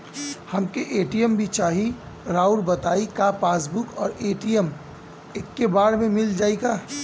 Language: Bhojpuri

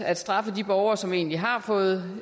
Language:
Danish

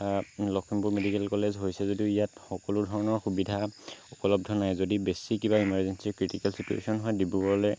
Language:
Assamese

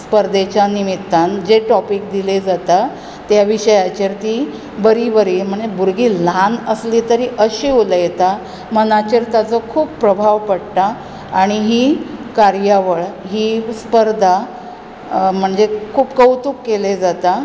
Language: Konkani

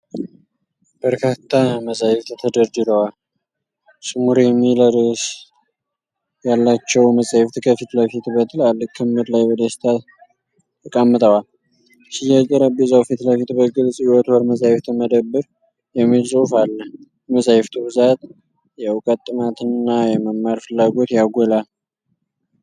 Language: Amharic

